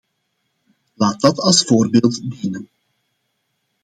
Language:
Dutch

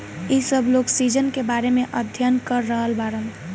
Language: Bhojpuri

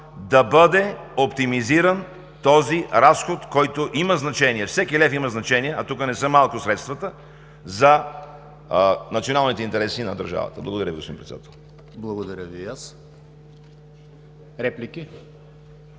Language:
Bulgarian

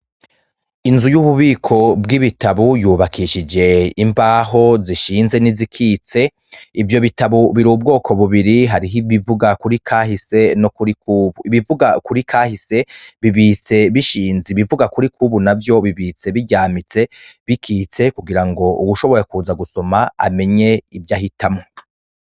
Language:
Rundi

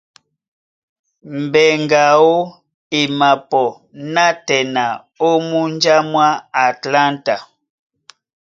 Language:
Duala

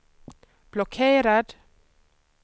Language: Swedish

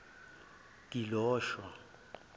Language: Zulu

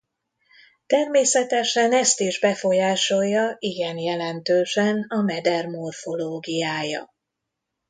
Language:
Hungarian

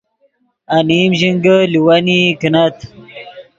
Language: Yidgha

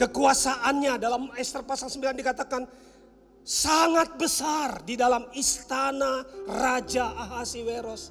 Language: Indonesian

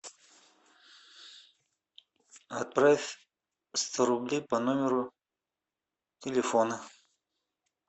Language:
Russian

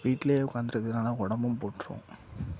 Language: Tamil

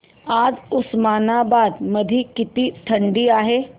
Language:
Marathi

